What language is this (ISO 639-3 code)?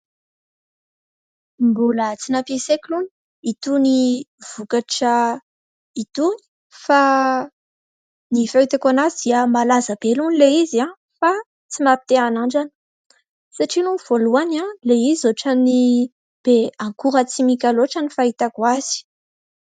mlg